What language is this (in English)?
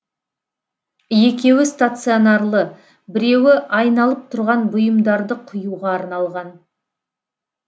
Kazakh